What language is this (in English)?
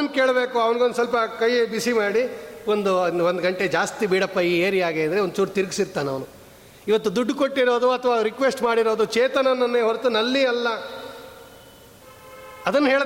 Kannada